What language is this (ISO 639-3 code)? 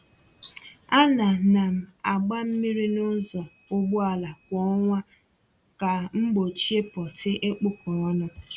ibo